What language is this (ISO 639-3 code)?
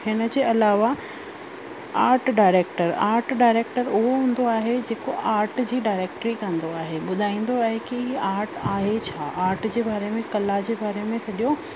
snd